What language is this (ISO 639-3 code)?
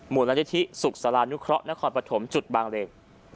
tha